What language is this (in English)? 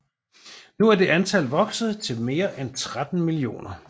Danish